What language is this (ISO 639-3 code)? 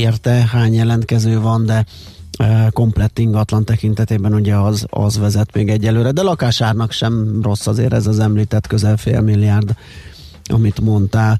hun